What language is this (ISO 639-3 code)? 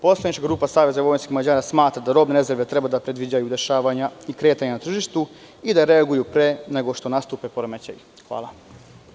srp